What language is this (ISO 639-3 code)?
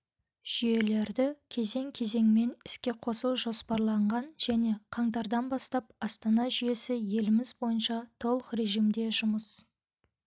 kaz